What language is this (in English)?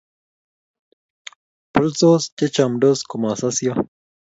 Kalenjin